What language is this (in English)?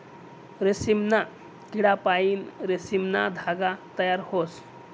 Marathi